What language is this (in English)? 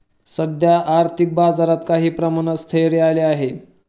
Marathi